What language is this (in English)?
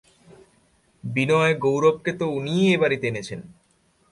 Bangla